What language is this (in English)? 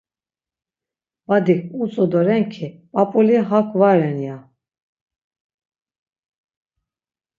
Laz